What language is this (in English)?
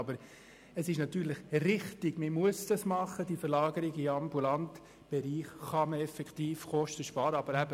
Swiss German